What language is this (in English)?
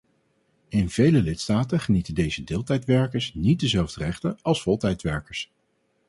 Dutch